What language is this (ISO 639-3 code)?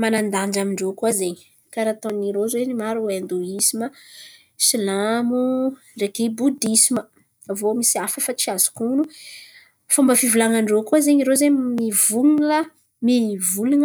xmv